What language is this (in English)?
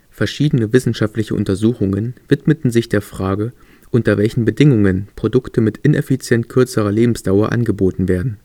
German